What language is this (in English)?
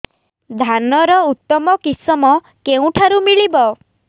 Odia